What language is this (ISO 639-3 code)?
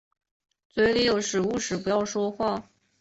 zho